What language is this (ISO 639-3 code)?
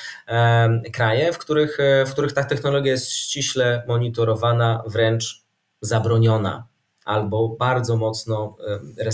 pol